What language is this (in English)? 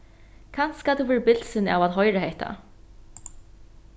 Faroese